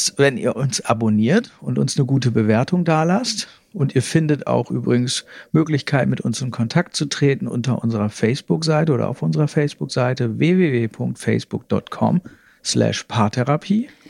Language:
German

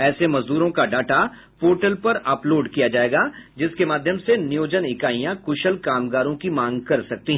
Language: Hindi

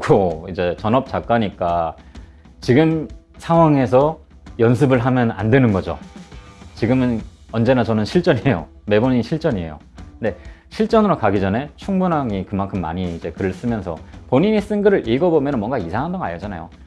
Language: Korean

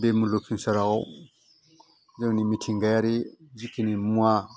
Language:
Bodo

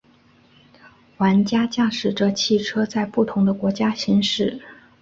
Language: Chinese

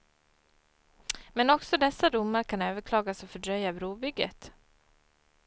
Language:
Swedish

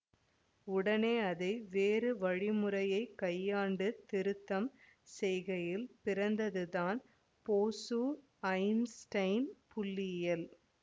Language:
Tamil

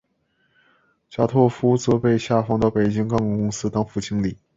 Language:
Chinese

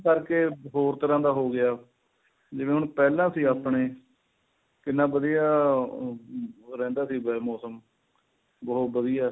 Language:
Punjabi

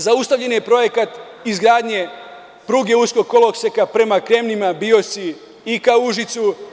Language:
Serbian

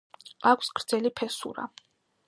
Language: Georgian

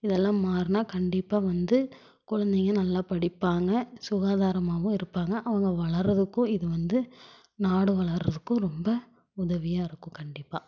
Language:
Tamil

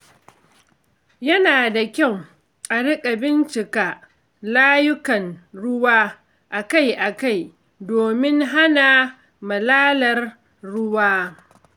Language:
Hausa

